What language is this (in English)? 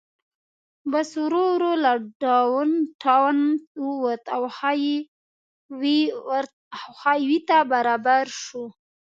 Pashto